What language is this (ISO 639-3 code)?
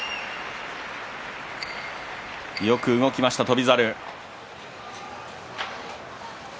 jpn